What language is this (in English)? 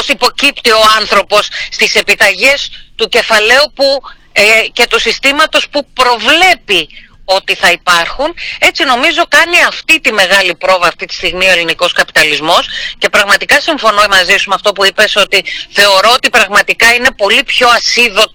Greek